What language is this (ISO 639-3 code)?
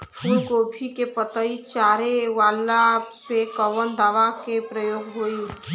bho